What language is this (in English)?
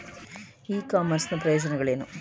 Kannada